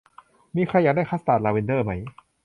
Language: Thai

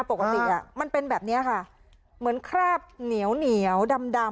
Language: Thai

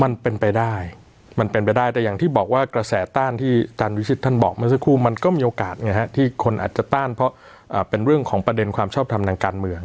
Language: Thai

